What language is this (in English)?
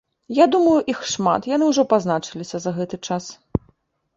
Belarusian